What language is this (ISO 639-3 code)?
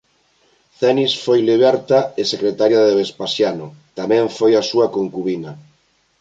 glg